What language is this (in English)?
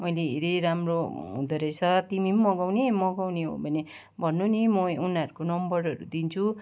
Nepali